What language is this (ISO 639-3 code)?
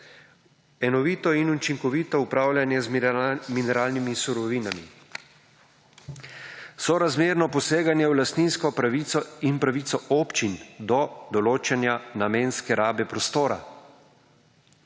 slv